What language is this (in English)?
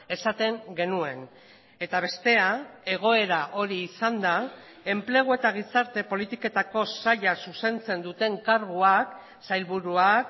Basque